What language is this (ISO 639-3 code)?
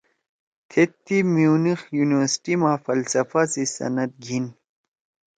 trw